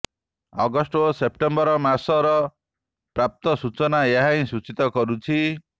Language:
Odia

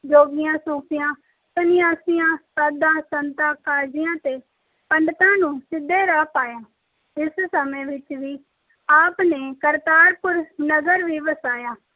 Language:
Punjabi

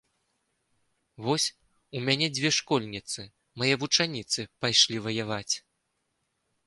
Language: Belarusian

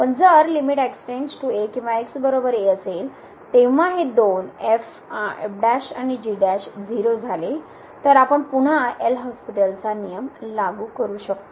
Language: Marathi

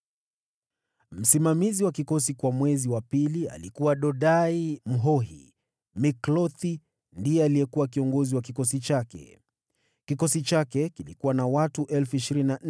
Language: Swahili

